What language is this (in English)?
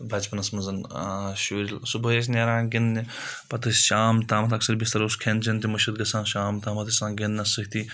Kashmiri